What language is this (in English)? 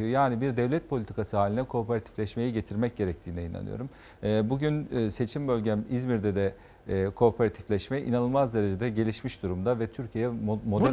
Turkish